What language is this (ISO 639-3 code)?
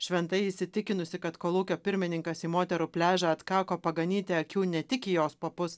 lit